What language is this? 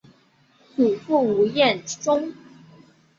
Chinese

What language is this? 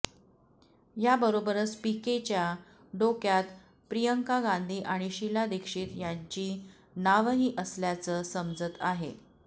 Marathi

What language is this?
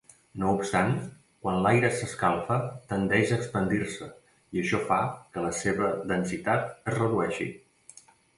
Catalan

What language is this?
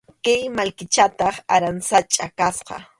Arequipa-La Unión Quechua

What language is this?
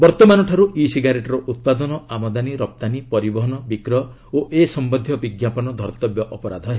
Odia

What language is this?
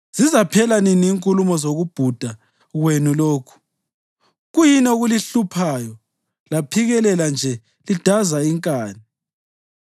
North Ndebele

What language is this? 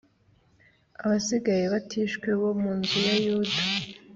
Kinyarwanda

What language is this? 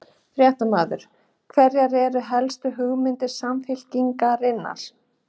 Icelandic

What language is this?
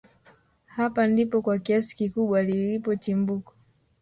Swahili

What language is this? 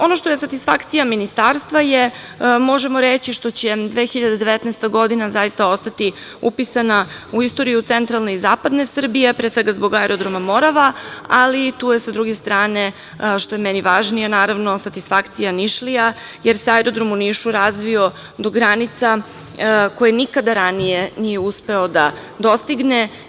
Serbian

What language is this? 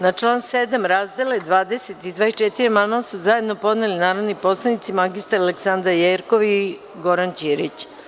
Serbian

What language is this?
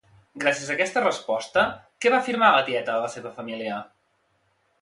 Catalan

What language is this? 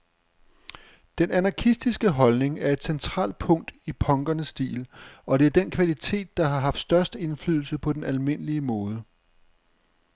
Danish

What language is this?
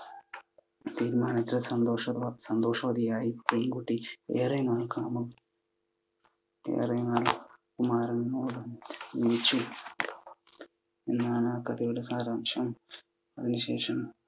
Malayalam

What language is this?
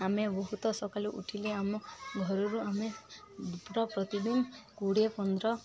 Odia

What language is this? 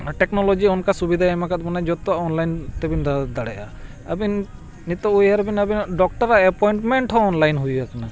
Santali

